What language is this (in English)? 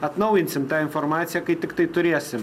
Lithuanian